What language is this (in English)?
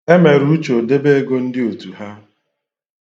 Igbo